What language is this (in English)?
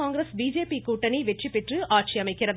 Tamil